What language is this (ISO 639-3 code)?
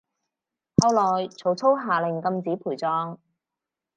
yue